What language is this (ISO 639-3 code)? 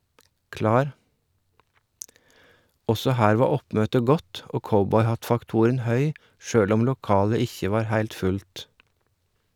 nor